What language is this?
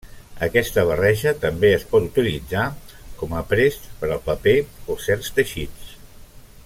Catalan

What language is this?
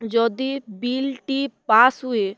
Odia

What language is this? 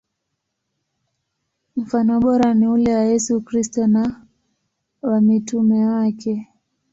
Swahili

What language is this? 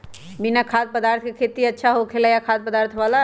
Magahi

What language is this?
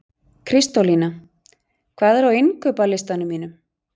Icelandic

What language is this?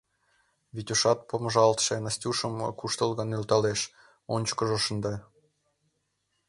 Mari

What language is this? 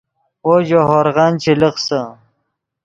Yidgha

